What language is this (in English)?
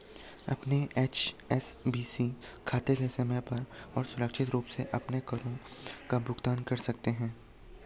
Hindi